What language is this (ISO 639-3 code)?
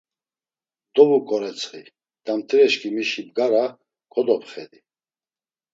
lzz